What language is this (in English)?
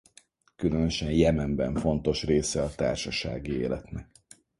Hungarian